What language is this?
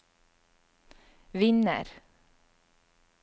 Norwegian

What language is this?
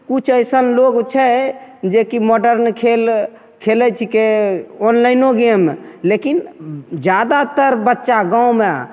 Maithili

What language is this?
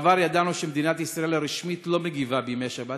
Hebrew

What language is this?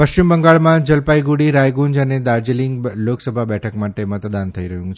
Gujarati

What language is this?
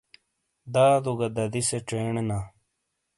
Shina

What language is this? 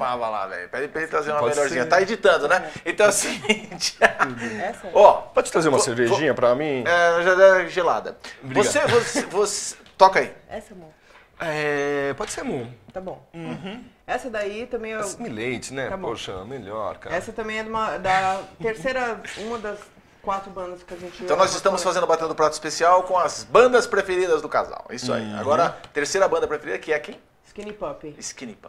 Portuguese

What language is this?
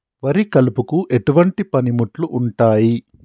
Telugu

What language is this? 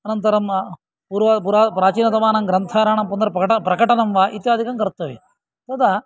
Sanskrit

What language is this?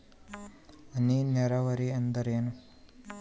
Kannada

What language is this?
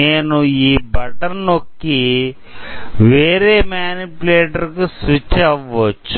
Telugu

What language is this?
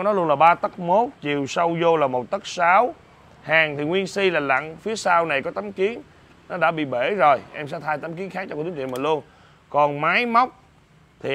Vietnamese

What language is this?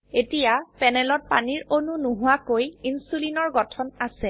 Assamese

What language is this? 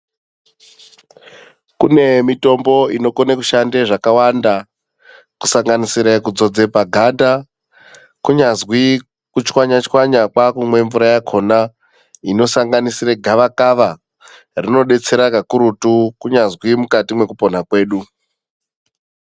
Ndau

